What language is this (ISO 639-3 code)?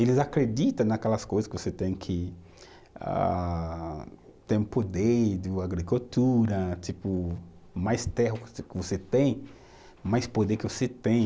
por